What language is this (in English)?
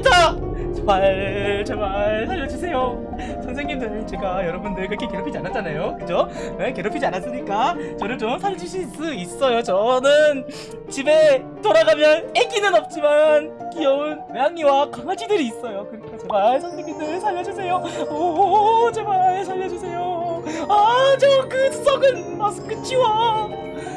Korean